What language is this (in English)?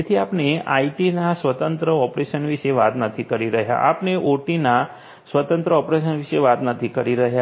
Gujarati